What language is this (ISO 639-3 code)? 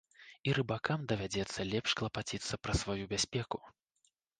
bel